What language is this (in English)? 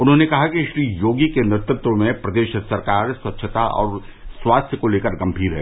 Hindi